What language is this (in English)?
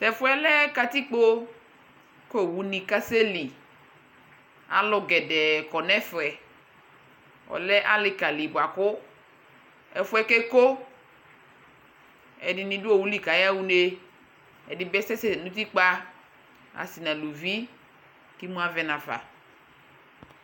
Ikposo